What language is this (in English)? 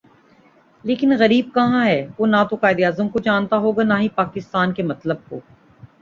Urdu